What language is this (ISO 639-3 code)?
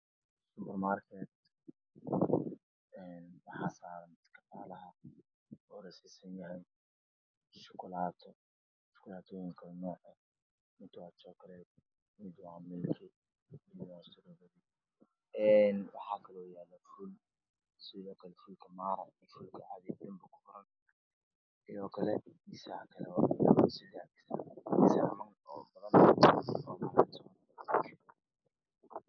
som